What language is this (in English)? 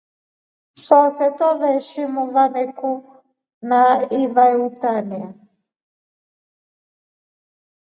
Rombo